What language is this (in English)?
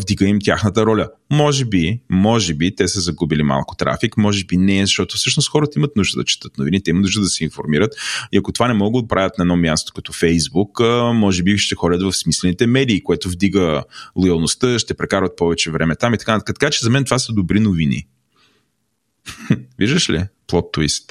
Bulgarian